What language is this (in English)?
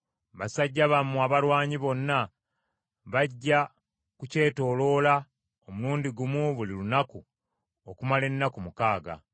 Ganda